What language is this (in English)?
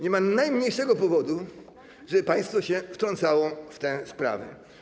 Polish